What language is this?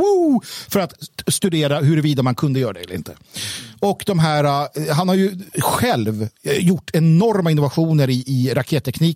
Swedish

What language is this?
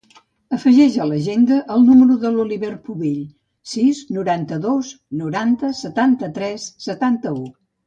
Catalan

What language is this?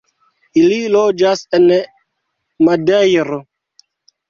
Esperanto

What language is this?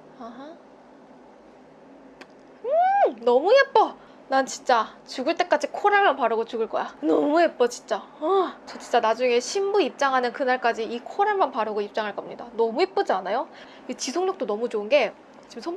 Korean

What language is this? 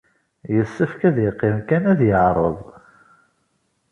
Kabyle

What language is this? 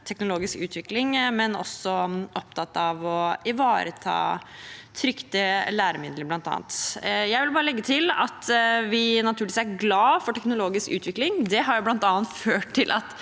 Norwegian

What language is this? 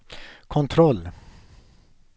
Swedish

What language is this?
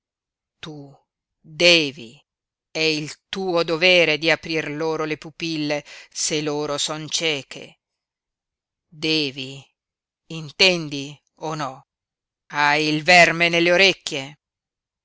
Italian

